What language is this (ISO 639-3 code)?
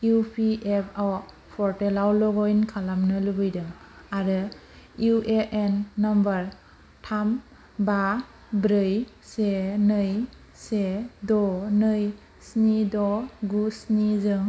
brx